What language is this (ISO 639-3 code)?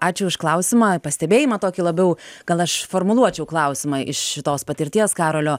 lit